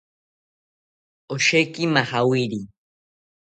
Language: South Ucayali Ashéninka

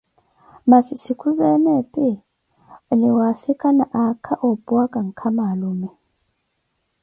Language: Koti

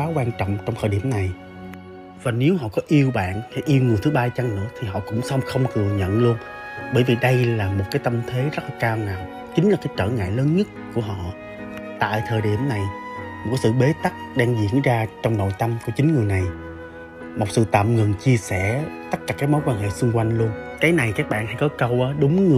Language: Vietnamese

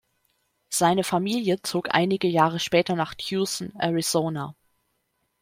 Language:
German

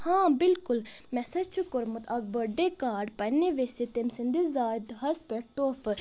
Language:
Kashmiri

